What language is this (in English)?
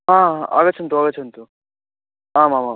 Sanskrit